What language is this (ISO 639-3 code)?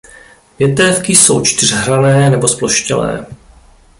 ces